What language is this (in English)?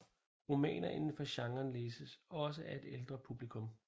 Danish